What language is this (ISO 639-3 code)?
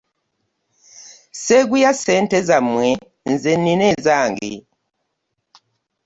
lug